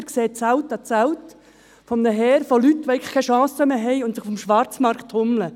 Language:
Swiss German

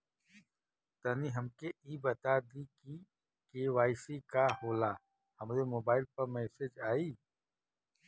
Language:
Bhojpuri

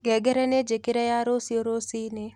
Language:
Kikuyu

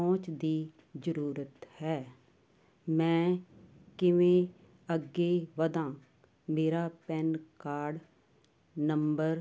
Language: Punjabi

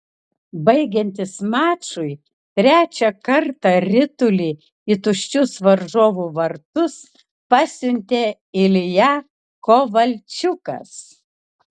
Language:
Lithuanian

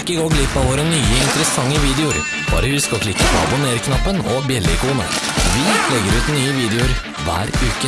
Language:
Norwegian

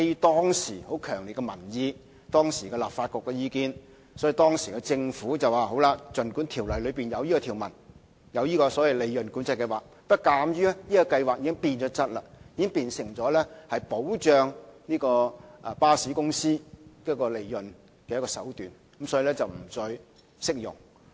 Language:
Cantonese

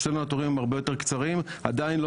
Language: Hebrew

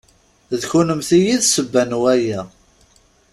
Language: Kabyle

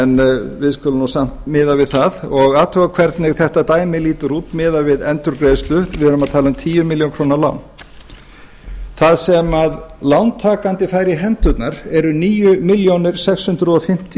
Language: Icelandic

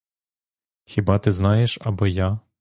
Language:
Ukrainian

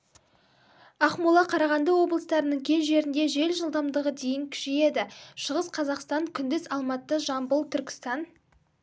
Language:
Kazakh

